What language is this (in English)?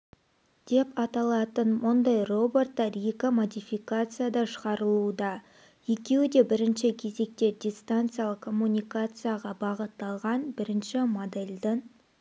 Kazakh